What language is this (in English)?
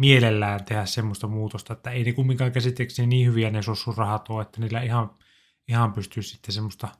Finnish